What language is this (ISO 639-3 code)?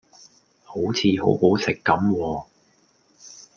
yue